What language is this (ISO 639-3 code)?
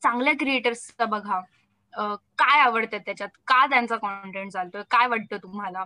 mar